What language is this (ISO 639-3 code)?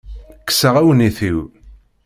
kab